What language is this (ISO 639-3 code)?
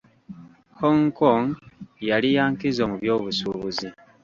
lug